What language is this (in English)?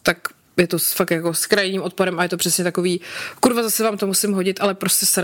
Czech